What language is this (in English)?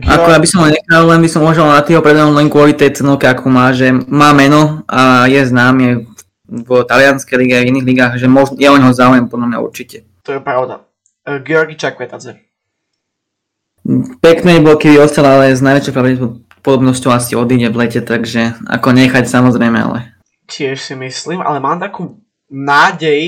Slovak